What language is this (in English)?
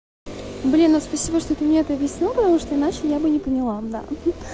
Russian